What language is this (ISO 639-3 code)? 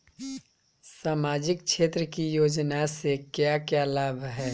bho